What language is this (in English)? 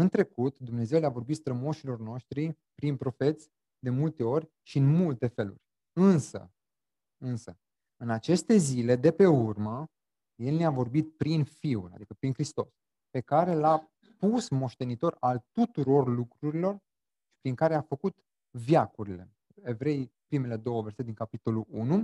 Romanian